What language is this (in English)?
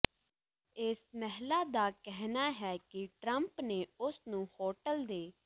Punjabi